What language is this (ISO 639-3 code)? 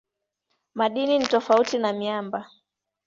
swa